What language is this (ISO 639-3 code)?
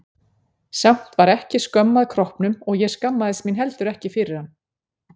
isl